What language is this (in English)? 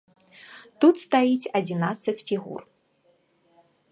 Belarusian